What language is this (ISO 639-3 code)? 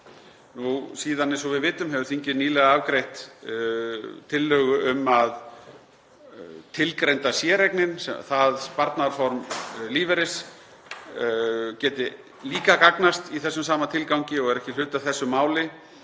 isl